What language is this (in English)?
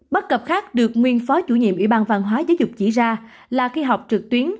Vietnamese